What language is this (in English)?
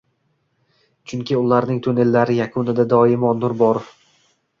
Uzbek